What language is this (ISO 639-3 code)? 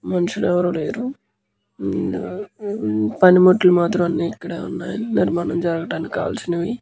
tel